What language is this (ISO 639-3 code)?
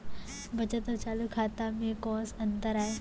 hne